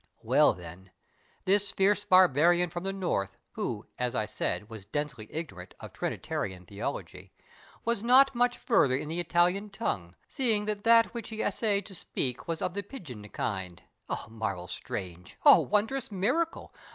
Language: English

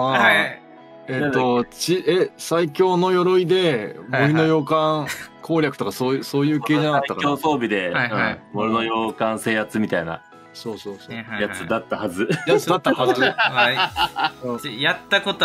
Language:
Japanese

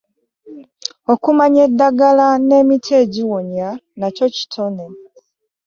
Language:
Ganda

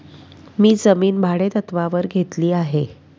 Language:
Marathi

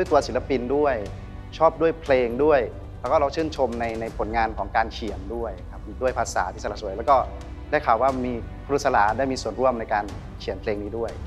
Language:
Thai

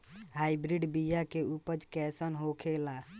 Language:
Bhojpuri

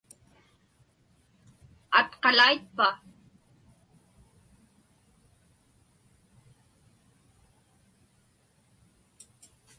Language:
Inupiaq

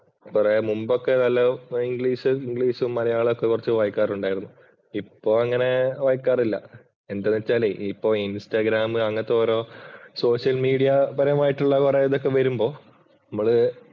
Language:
Malayalam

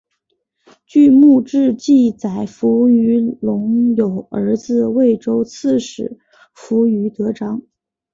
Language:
Chinese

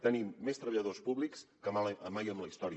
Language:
Catalan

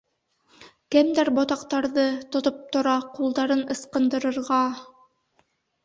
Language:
Bashkir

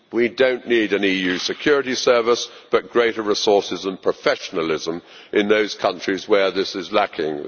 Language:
English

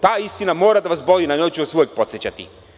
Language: Serbian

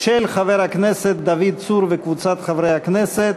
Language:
Hebrew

